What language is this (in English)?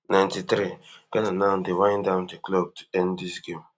Nigerian Pidgin